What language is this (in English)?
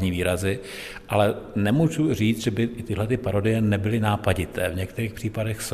Czech